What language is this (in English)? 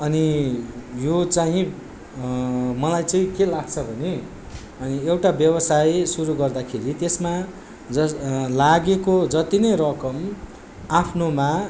Nepali